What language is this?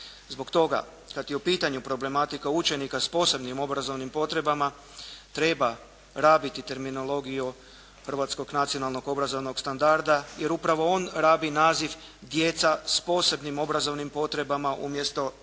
Croatian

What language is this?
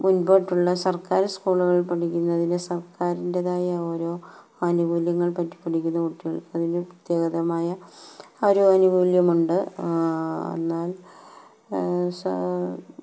Malayalam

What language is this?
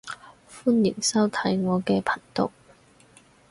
Cantonese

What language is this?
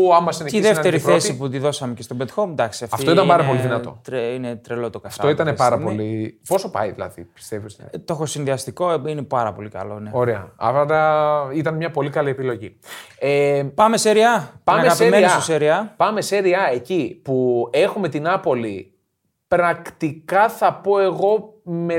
Greek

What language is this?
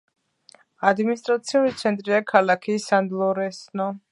Georgian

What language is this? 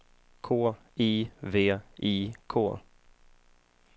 Swedish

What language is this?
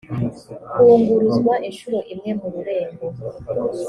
Kinyarwanda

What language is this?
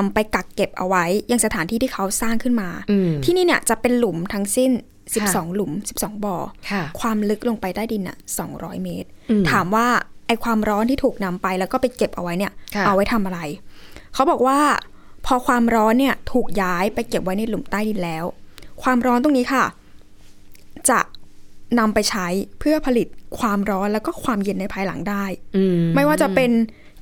Thai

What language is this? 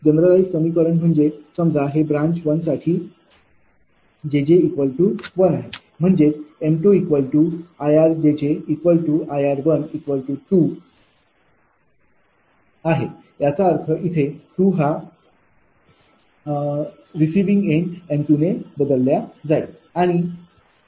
Marathi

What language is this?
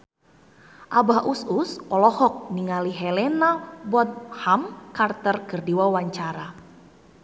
Sundanese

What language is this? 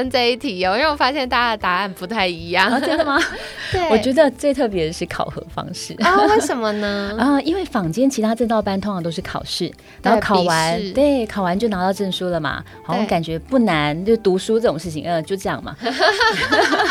Chinese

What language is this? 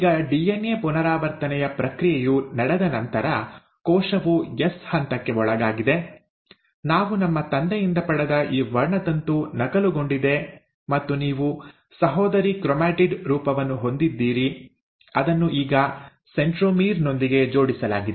Kannada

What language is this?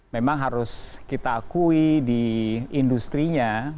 Indonesian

